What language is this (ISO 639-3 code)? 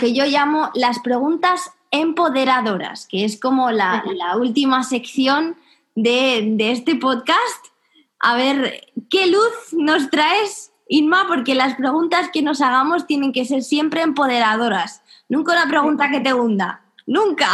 spa